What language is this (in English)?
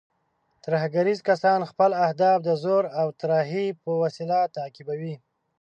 Pashto